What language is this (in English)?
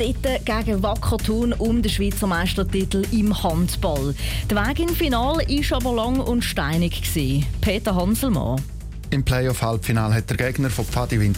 German